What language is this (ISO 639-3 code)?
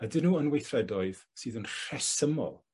cym